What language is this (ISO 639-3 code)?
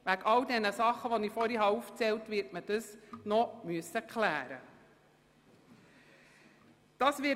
gsw